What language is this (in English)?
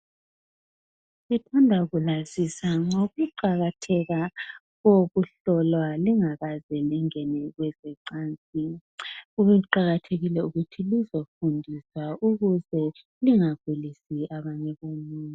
North Ndebele